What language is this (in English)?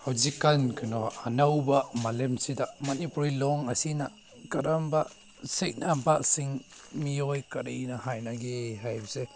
Manipuri